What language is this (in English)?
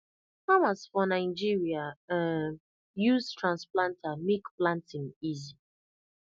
Nigerian Pidgin